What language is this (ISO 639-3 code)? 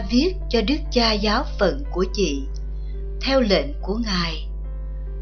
vie